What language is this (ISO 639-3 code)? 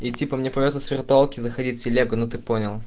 rus